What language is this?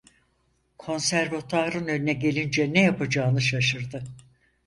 Turkish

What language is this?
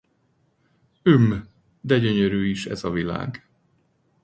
Hungarian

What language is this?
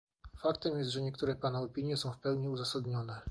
Polish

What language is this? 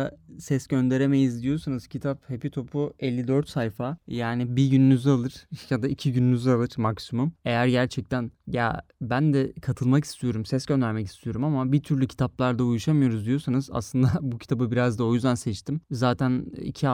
Turkish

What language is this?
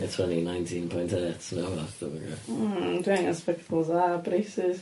Welsh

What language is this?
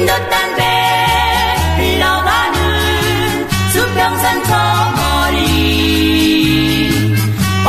Thai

